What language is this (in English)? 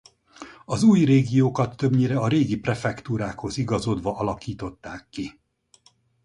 Hungarian